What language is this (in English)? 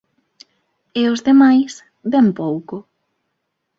Galician